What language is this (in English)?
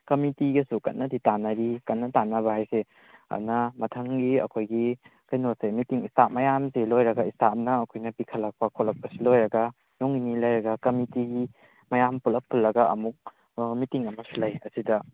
Manipuri